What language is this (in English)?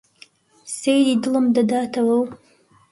Central Kurdish